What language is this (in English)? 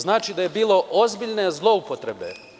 Serbian